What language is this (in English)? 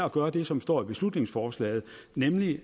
Danish